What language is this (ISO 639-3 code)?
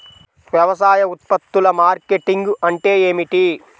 tel